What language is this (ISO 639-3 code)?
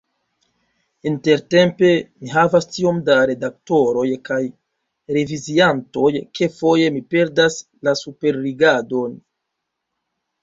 epo